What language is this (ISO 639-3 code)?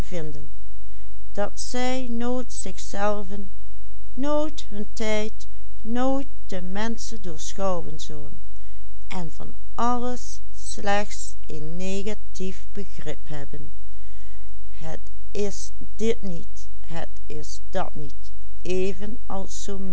nld